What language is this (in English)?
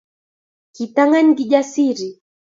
Kalenjin